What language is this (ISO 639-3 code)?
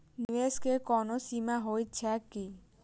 mai